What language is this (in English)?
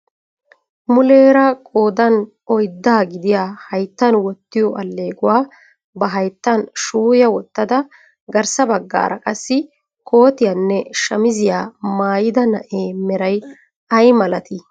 Wolaytta